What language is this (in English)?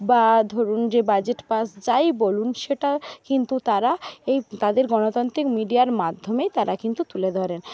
Bangla